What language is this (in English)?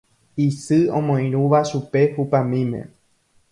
Guarani